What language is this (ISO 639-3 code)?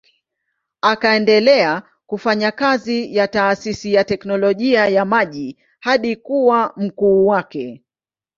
swa